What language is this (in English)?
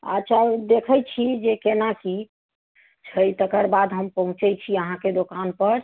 Maithili